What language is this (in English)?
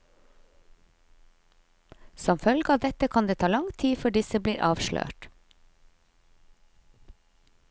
Norwegian